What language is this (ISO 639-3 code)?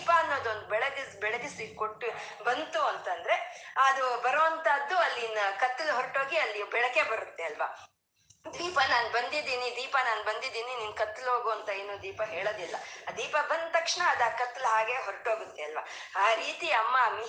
kan